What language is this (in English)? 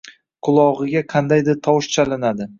Uzbek